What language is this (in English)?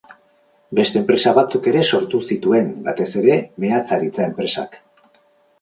Basque